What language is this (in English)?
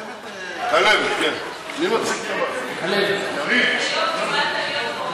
Hebrew